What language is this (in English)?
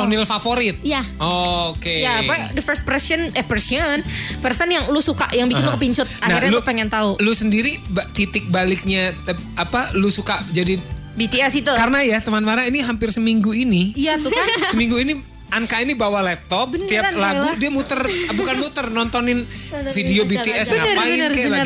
Indonesian